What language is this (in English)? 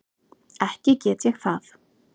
Icelandic